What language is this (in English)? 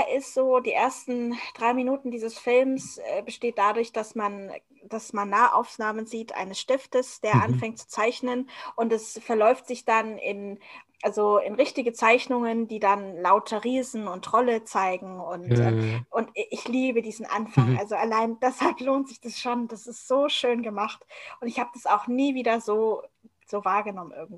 German